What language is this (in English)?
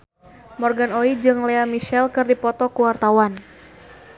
Sundanese